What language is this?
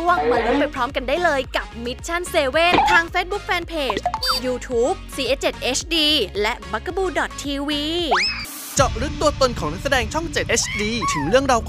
Thai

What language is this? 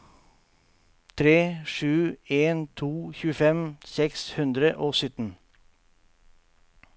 Norwegian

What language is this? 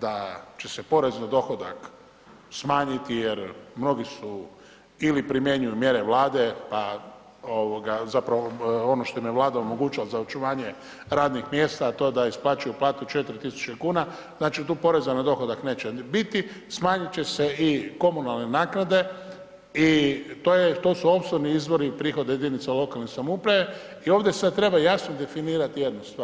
Croatian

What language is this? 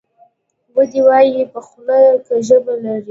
Pashto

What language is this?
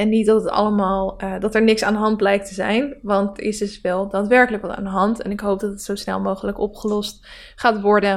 Dutch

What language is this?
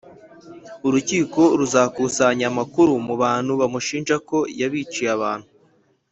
Kinyarwanda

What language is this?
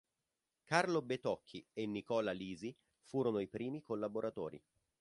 Italian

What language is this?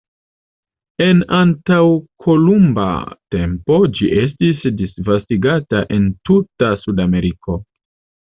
Esperanto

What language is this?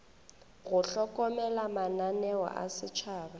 Northern Sotho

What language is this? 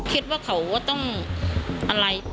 Thai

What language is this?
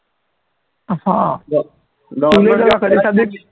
Marathi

